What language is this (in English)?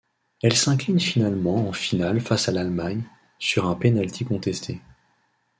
French